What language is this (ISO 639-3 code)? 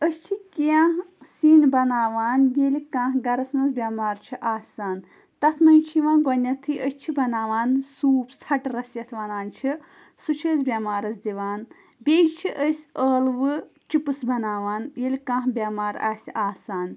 kas